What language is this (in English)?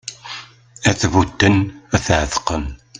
Kabyle